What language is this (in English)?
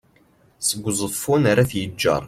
Kabyle